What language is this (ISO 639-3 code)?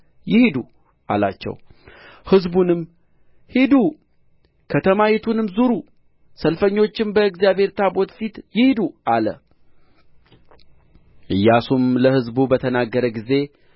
amh